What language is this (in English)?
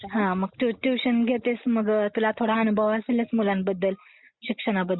Marathi